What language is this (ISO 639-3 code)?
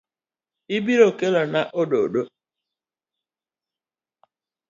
luo